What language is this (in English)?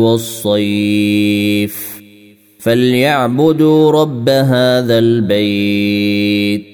Arabic